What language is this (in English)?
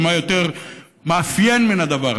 Hebrew